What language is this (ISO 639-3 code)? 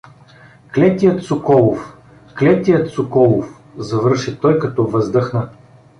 bul